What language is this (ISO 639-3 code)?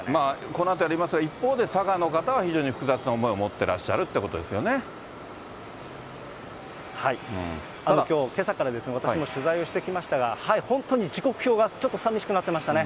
jpn